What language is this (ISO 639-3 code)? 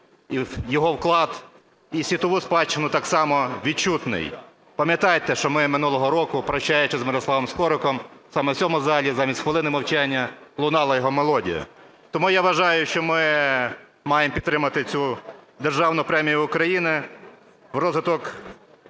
ukr